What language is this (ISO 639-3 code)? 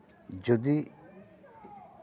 sat